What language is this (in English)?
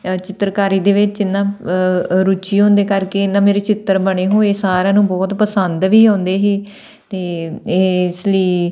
Punjabi